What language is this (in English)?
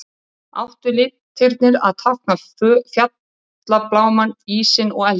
Icelandic